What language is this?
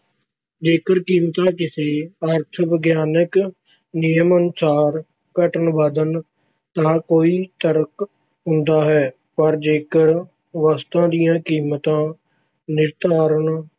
Punjabi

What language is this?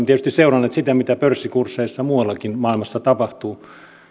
Finnish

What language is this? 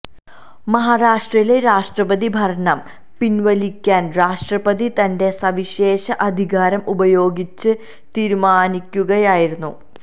Malayalam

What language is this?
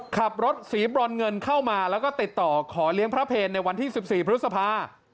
Thai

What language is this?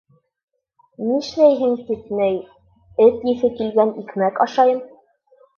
Bashkir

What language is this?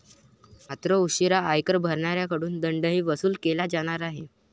Marathi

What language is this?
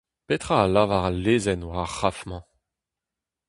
Breton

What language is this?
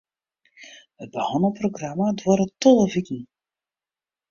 Western Frisian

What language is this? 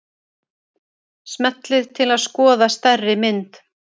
Icelandic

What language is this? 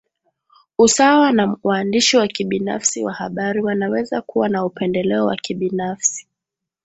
Swahili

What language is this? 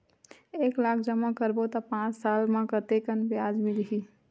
Chhattisgarhi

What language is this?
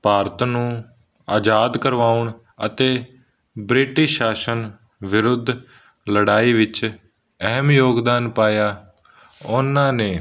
Punjabi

